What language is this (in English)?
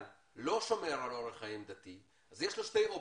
Hebrew